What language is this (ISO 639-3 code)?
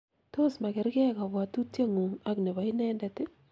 kln